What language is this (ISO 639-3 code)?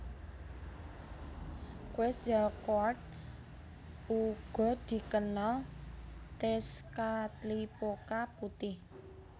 jav